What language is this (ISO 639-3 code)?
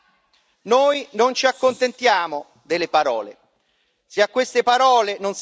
ita